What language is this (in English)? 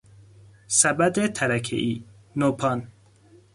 Persian